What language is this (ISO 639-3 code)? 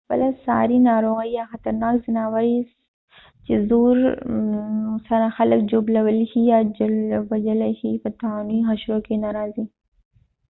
pus